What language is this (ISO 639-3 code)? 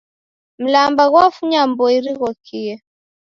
dav